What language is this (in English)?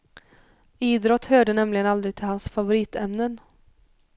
Swedish